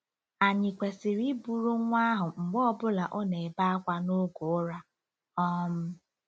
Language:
Igbo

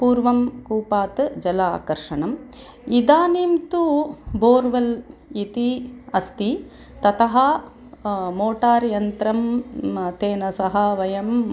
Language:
Sanskrit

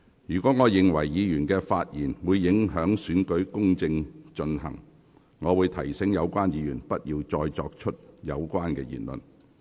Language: Cantonese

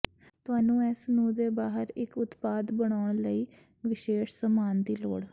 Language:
Punjabi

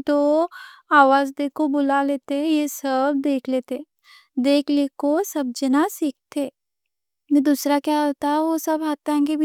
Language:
Deccan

